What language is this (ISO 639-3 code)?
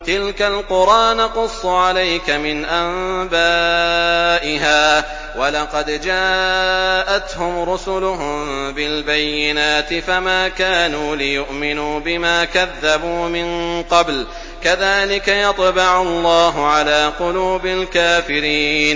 ara